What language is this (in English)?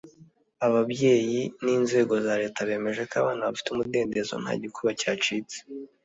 Kinyarwanda